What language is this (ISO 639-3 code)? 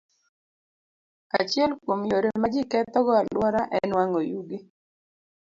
luo